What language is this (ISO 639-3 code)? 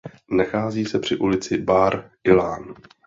ces